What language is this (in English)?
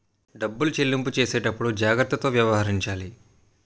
Telugu